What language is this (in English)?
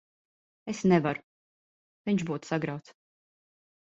Latvian